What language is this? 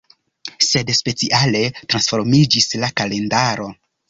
Esperanto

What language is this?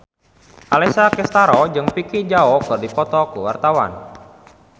Sundanese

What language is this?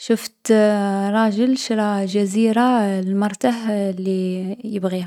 Algerian Arabic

